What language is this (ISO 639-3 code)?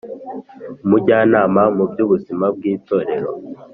kin